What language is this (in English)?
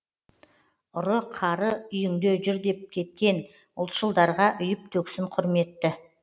Kazakh